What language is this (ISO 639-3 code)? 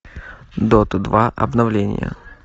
rus